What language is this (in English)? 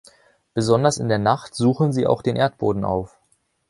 German